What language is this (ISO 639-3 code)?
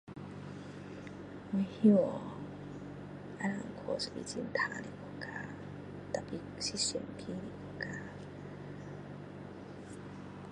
cdo